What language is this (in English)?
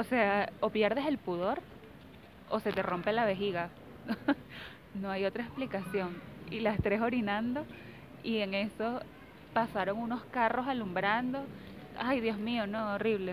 Spanish